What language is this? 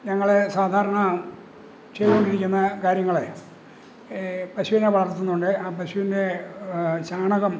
Malayalam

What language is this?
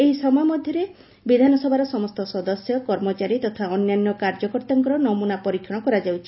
Odia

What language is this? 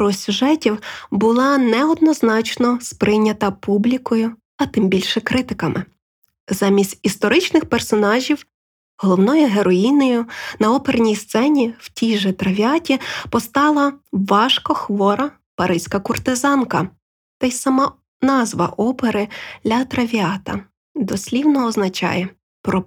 Ukrainian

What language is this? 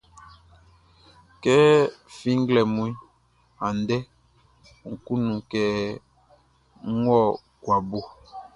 Baoulé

